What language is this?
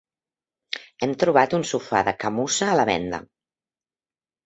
Catalan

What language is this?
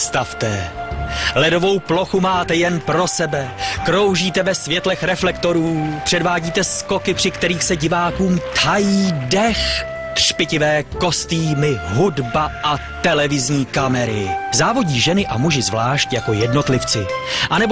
Czech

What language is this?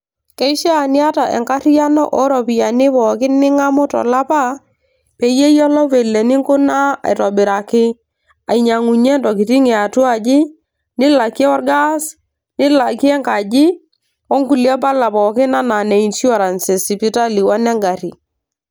Masai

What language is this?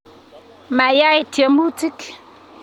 Kalenjin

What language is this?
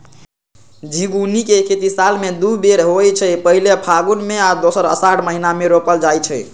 Magahi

